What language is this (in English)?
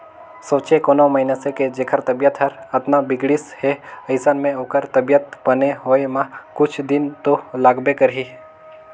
Chhattisgarhi